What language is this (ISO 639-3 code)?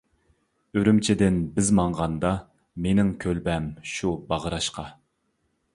uig